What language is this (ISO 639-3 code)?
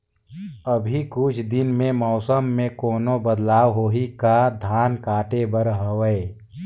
hne